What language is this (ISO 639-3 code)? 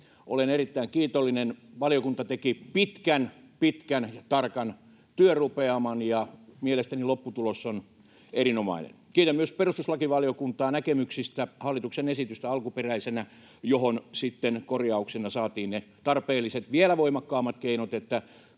fin